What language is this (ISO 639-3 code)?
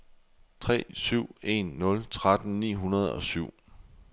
dan